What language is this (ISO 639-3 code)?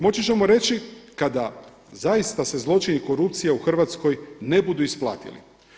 hrv